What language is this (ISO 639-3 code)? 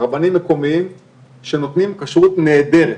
heb